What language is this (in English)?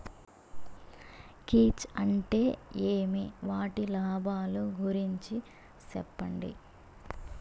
Telugu